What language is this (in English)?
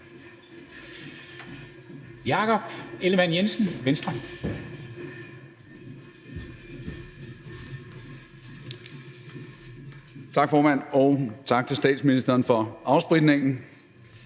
Danish